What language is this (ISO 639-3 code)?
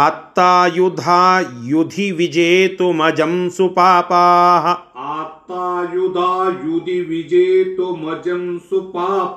kan